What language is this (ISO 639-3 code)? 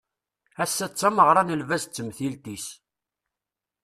kab